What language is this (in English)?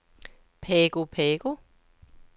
Danish